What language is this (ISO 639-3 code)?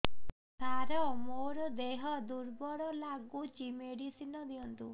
ori